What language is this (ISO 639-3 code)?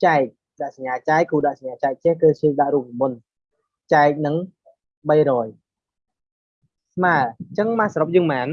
vie